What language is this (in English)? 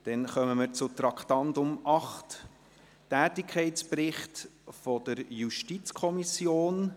Swiss German